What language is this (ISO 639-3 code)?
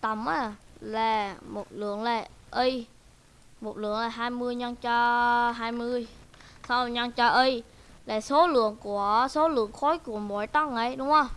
vie